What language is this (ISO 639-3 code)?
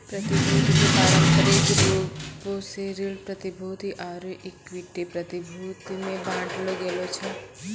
mai